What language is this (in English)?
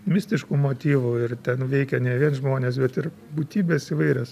Lithuanian